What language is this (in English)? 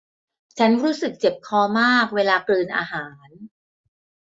Thai